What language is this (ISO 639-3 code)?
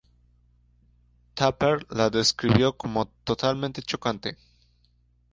spa